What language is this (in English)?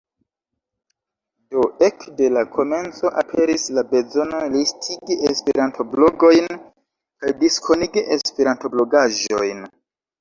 Esperanto